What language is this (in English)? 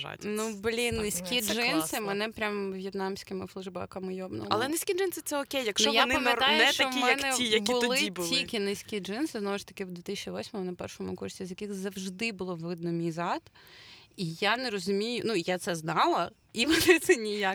Ukrainian